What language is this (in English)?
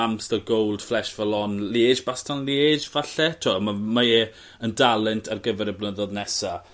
Welsh